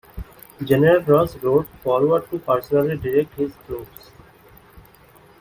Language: English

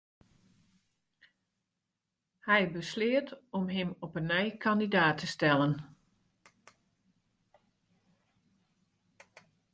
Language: Western Frisian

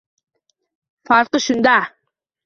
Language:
Uzbek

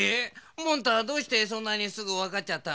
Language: Japanese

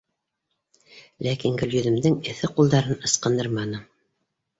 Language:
Bashkir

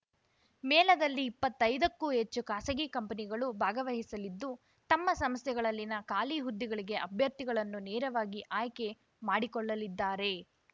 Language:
Kannada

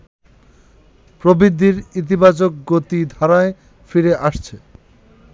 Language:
Bangla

